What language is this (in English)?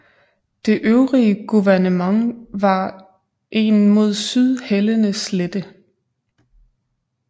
Danish